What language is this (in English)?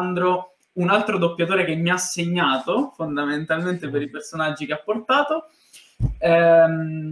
Italian